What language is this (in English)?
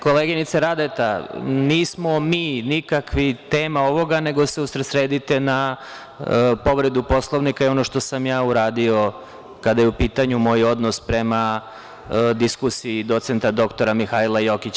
Serbian